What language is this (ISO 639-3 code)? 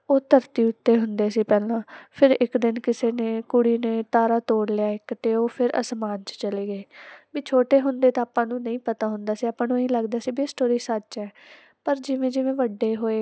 pan